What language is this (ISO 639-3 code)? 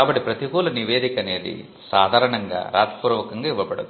tel